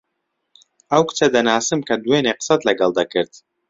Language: Central Kurdish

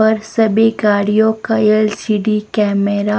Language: Hindi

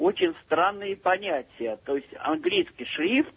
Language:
Russian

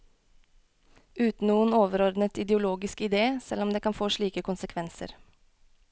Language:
Norwegian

